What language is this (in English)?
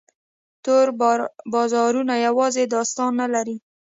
Pashto